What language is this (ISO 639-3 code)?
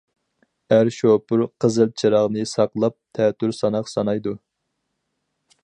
uig